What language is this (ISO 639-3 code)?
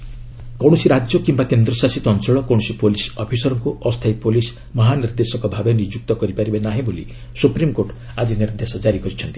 ori